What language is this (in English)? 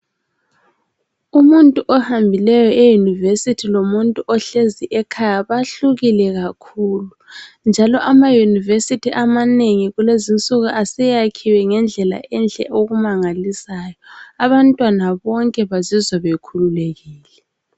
North Ndebele